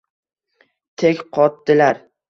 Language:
Uzbek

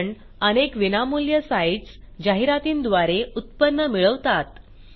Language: Marathi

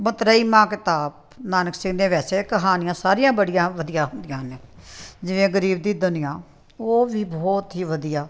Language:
Punjabi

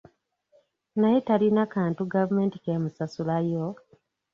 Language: Ganda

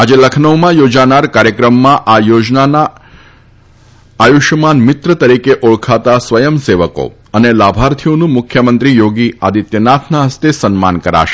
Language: Gujarati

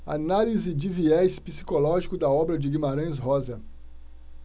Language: Portuguese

